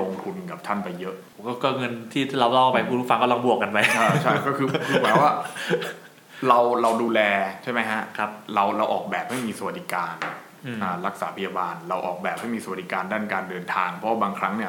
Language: Thai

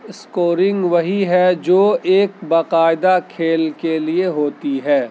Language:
Urdu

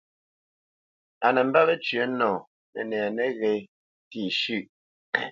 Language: Bamenyam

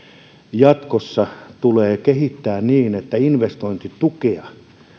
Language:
Finnish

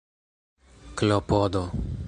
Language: Esperanto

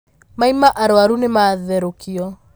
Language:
Kikuyu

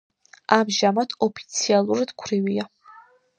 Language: Georgian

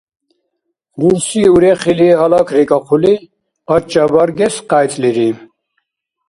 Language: Dargwa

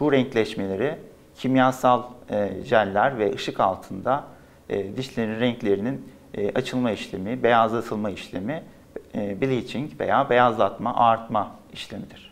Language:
Turkish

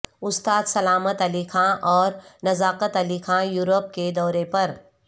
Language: Urdu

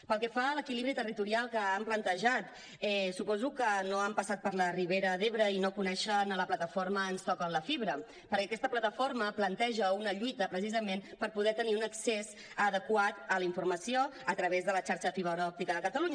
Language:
Catalan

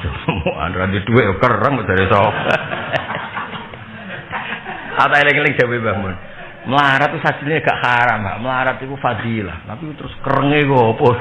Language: Indonesian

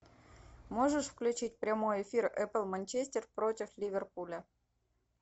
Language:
Russian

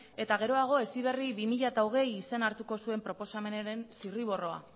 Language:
Basque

